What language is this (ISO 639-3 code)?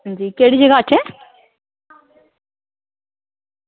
doi